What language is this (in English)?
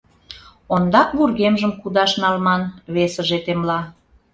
Mari